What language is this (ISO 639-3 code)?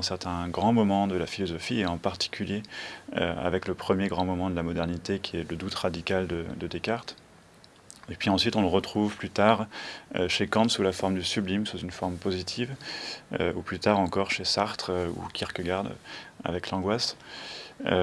fra